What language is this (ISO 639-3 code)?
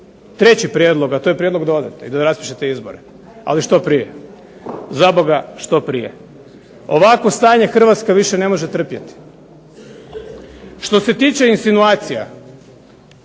hrv